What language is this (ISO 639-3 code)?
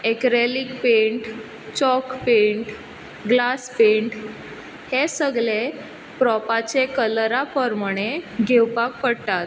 kok